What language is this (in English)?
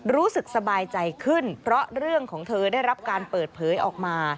Thai